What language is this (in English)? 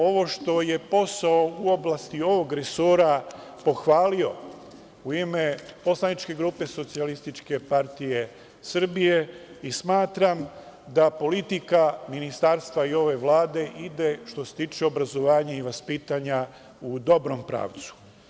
Serbian